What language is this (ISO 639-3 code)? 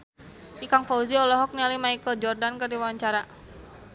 sun